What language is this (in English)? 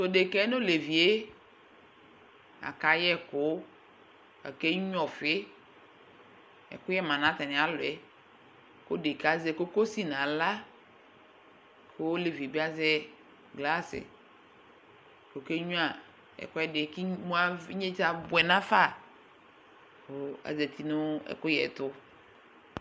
Ikposo